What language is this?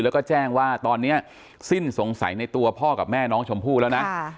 Thai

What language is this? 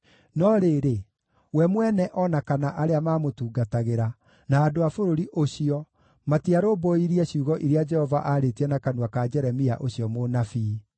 Kikuyu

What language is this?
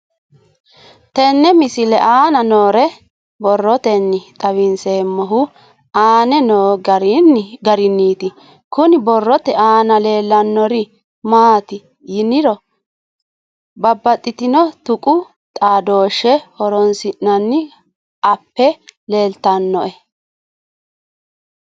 Sidamo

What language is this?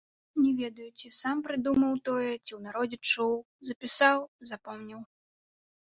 Belarusian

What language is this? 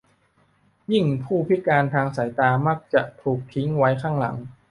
Thai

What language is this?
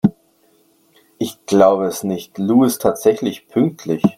German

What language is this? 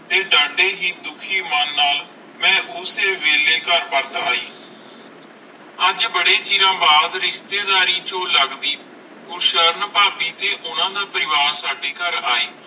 Punjabi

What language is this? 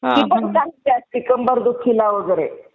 Marathi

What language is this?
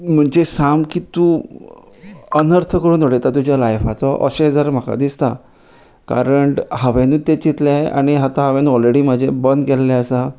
Konkani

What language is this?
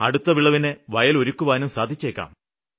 Malayalam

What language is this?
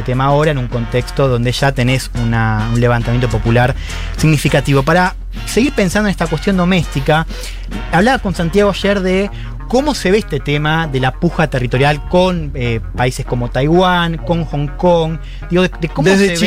Spanish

